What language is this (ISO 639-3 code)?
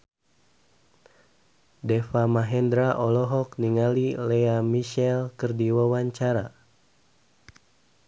sun